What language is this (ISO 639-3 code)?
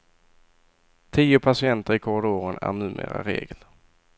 swe